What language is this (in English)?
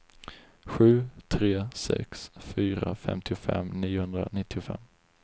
Swedish